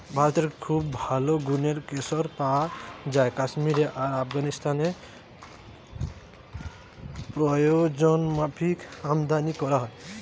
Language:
Bangla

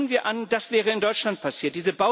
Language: German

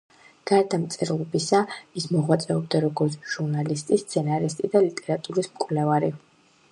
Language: Georgian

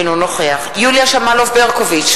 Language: Hebrew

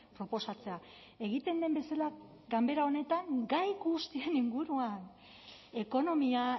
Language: Basque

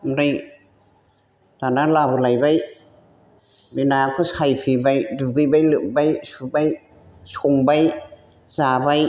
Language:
Bodo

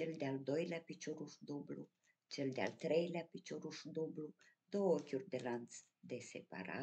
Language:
Romanian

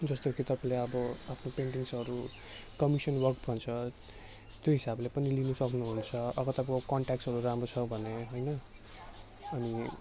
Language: Nepali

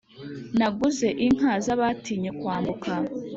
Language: Kinyarwanda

